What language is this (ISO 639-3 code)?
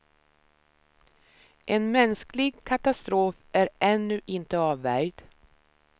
swe